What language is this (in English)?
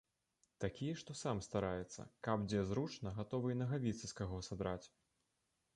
Belarusian